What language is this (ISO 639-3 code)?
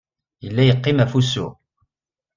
kab